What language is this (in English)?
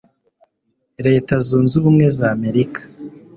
Kinyarwanda